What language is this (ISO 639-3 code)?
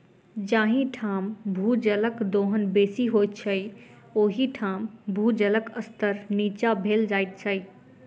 mai